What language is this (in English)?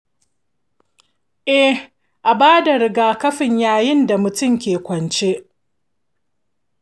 Hausa